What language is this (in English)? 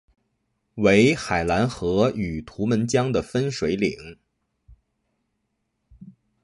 Chinese